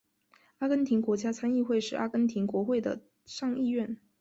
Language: Chinese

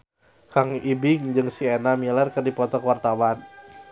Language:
Sundanese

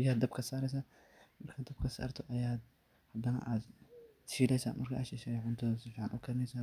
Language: Somali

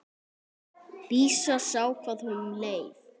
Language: Icelandic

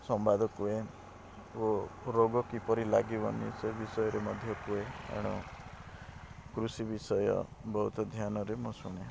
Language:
Odia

